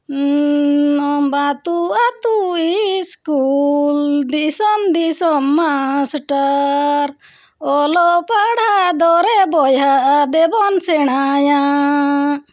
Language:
Santali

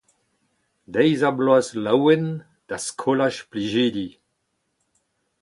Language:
Breton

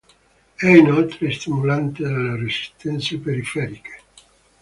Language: Italian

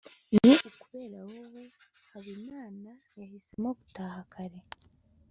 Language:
Kinyarwanda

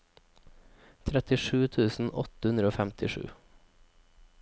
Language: Norwegian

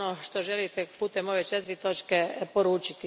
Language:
Croatian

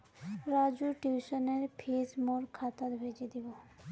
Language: Magahi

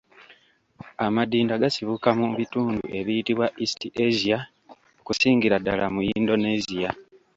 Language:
Ganda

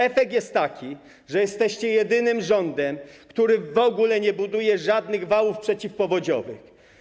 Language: Polish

